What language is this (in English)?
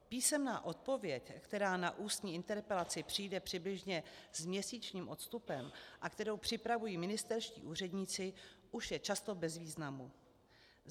Czech